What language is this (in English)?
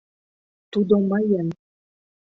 Mari